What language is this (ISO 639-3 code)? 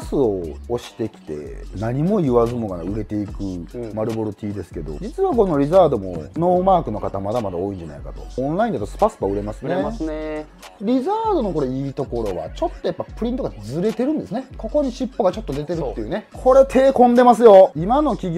jpn